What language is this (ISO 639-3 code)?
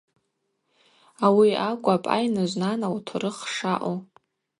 abq